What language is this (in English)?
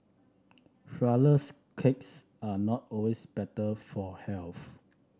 English